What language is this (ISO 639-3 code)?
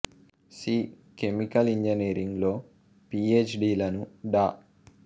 tel